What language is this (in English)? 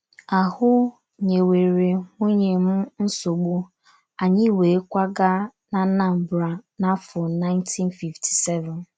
Igbo